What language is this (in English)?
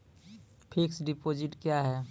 Maithili